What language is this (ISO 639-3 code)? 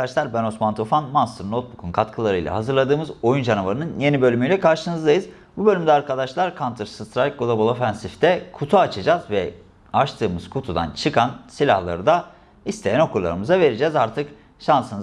tur